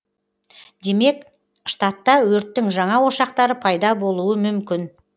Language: Kazakh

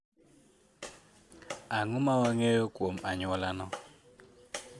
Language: Luo (Kenya and Tanzania)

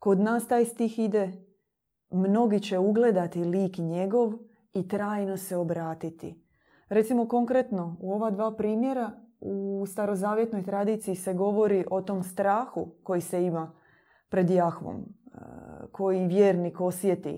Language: Croatian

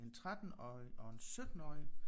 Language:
Danish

